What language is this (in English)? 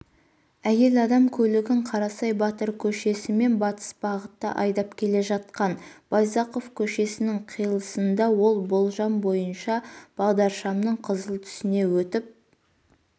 Kazakh